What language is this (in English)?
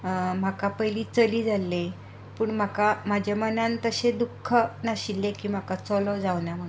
Konkani